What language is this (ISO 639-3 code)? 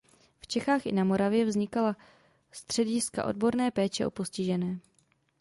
ces